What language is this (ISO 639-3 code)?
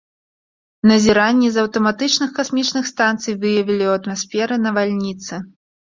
bel